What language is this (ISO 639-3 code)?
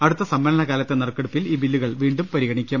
mal